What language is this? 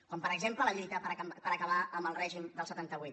Catalan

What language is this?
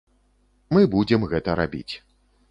Belarusian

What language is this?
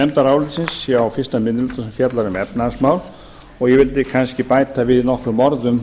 Icelandic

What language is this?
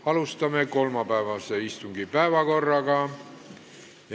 Estonian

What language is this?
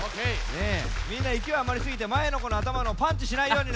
Japanese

